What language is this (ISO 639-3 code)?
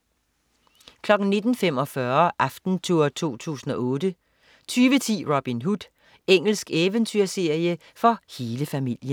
dan